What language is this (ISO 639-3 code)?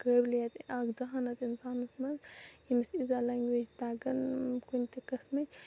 kas